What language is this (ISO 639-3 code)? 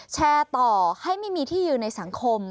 tha